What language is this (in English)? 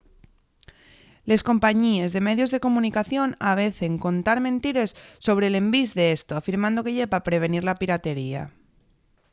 Asturian